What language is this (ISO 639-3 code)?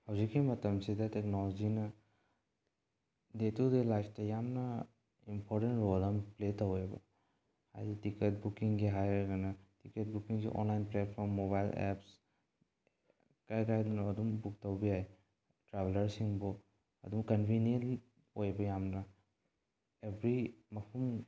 mni